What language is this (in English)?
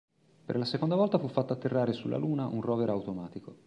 Italian